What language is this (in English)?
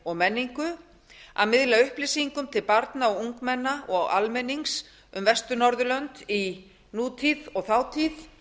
Icelandic